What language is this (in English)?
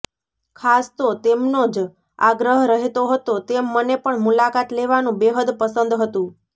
Gujarati